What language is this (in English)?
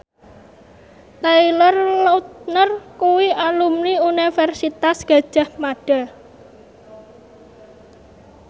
Javanese